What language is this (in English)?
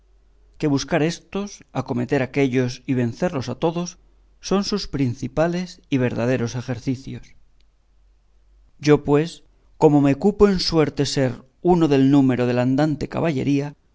Spanish